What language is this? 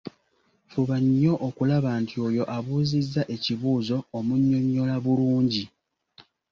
Ganda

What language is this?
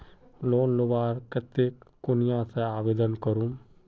Magahi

